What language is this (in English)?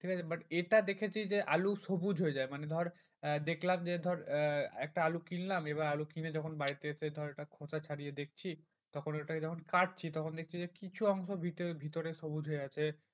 Bangla